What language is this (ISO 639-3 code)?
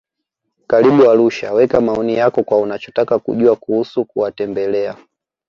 swa